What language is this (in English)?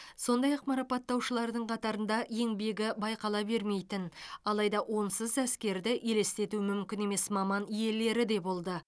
Kazakh